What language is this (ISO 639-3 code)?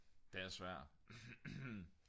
dan